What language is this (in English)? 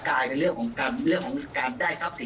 Thai